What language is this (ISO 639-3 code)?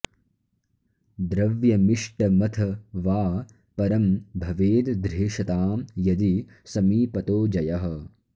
san